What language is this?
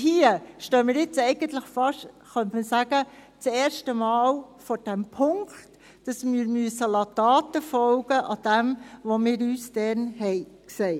Swiss German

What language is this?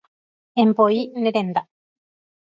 Guarani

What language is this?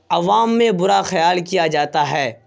Urdu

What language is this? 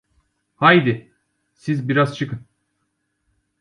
Turkish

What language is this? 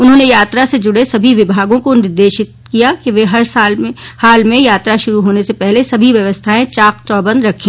Hindi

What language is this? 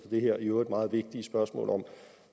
Danish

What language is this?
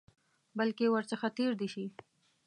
Pashto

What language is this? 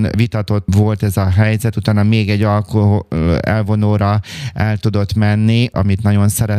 Hungarian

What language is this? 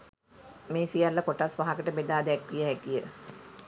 Sinhala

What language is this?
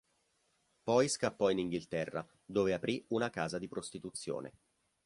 Italian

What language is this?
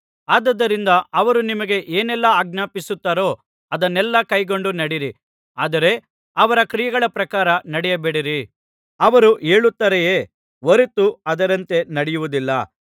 Kannada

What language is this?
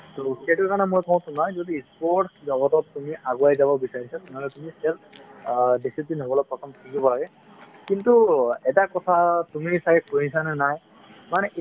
Assamese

